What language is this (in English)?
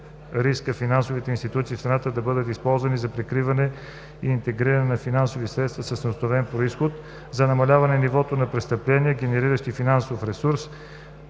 Bulgarian